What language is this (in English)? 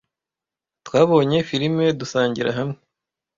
Kinyarwanda